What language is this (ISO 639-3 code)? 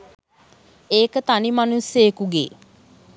sin